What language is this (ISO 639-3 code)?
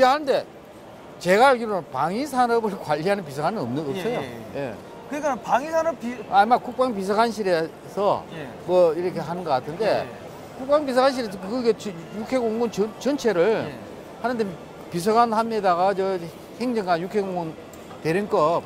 kor